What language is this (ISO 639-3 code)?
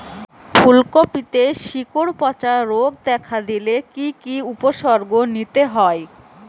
ben